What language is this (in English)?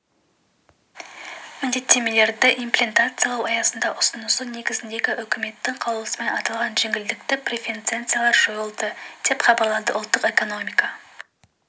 Kazakh